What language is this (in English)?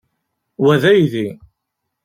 Kabyle